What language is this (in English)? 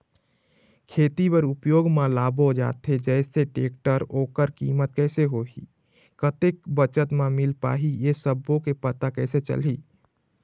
Chhattisgarhi